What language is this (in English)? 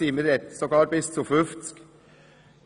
Swiss German